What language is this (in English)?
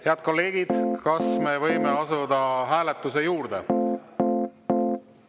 Estonian